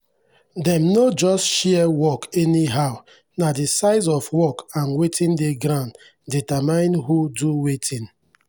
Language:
Nigerian Pidgin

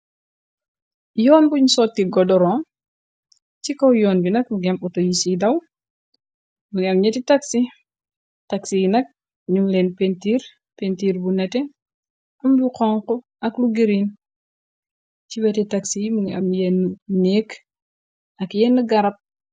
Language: Wolof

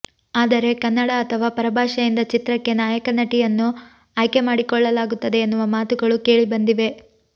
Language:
Kannada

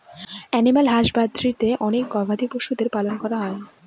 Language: Bangla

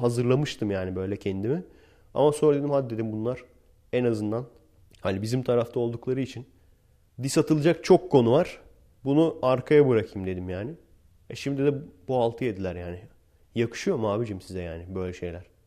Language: Turkish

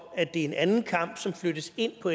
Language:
Danish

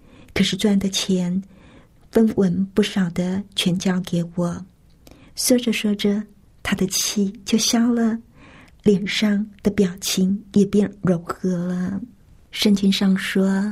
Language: Chinese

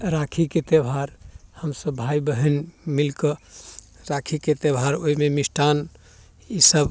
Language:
Maithili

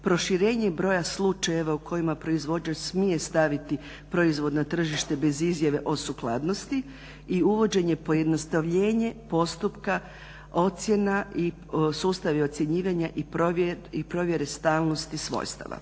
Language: Croatian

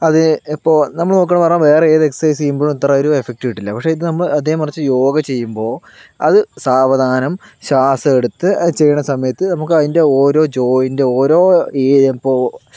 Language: Malayalam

